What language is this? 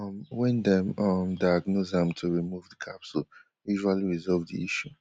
Nigerian Pidgin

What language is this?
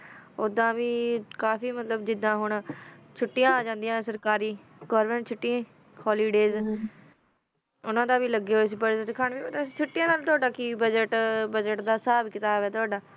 Punjabi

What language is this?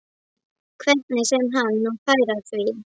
Icelandic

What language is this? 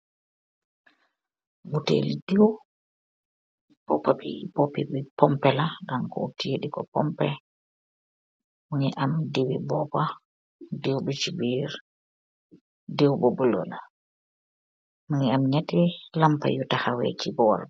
Wolof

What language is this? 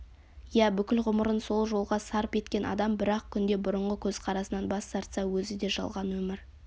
Kazakh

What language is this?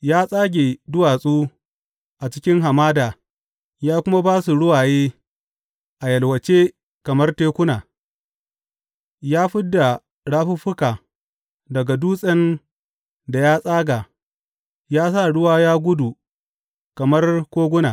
Hausa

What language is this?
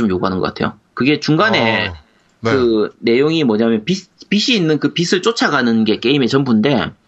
Korean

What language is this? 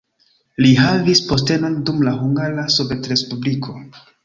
Esperanto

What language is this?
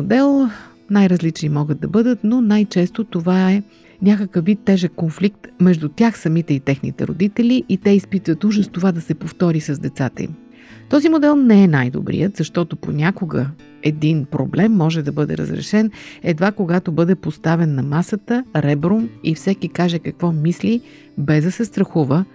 Bulgarian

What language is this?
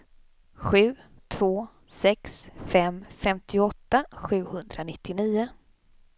Swedish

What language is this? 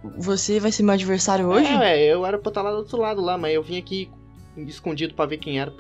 Portuguese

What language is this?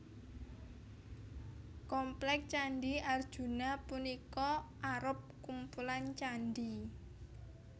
Javanese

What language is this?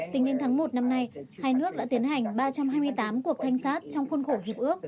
Vietnamese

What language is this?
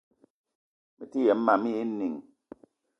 Eton (Cameroon)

